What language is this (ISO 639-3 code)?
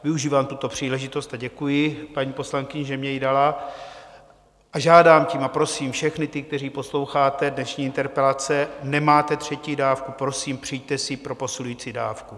ces